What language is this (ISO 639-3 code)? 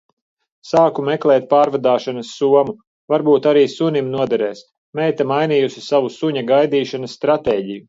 lav